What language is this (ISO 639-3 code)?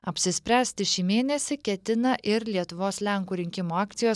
lit